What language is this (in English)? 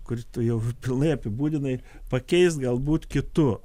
Lithuanian